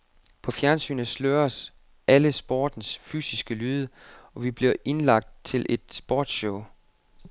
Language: Danish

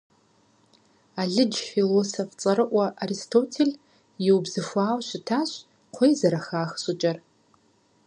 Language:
Kabardian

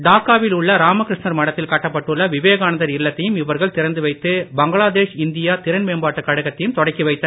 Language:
Tamil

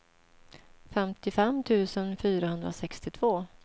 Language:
Swedish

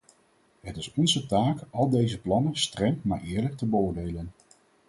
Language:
Dutch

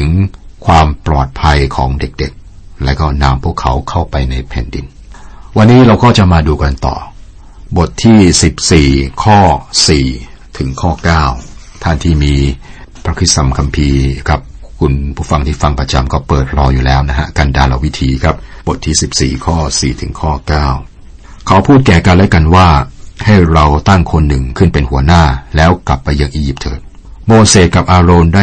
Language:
Thai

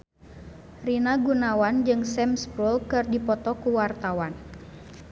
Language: Sundanese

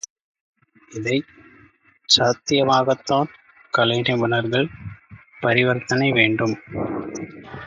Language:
Tamil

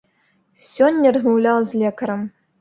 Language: Belarusian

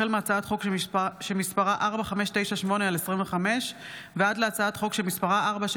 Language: Hebrew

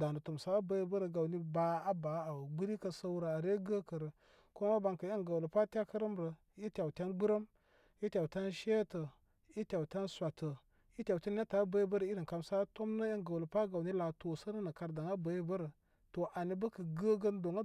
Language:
Koma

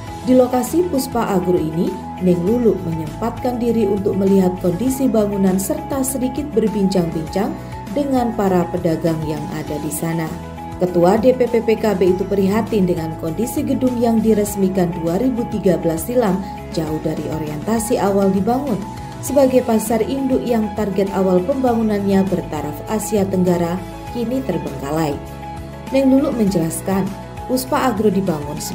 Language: Indonesian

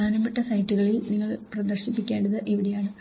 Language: Malayalam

